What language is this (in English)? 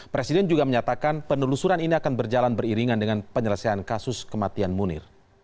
Indonesian